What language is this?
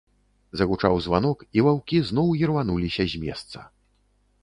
Belarusian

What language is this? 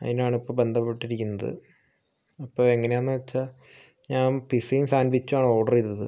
Malayalam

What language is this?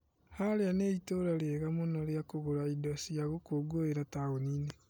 Kikuyu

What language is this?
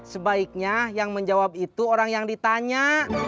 Indonesian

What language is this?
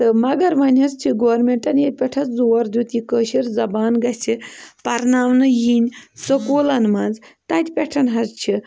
Kashmiri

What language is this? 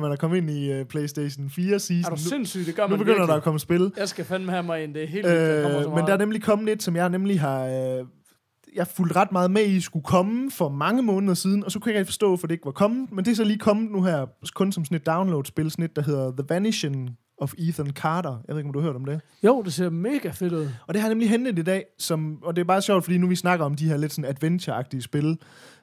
Danish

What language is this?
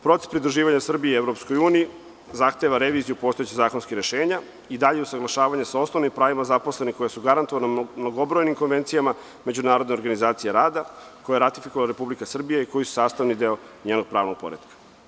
Serbian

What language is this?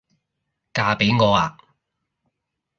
Cantonese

